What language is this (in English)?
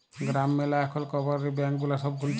Bangla